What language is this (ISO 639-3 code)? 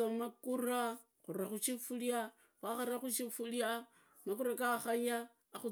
ida